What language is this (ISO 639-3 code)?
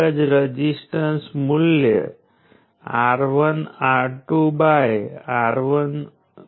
guj